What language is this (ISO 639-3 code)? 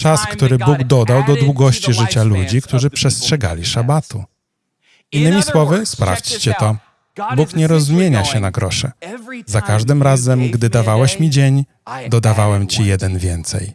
pol